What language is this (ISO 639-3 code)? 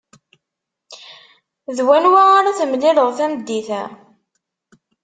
kab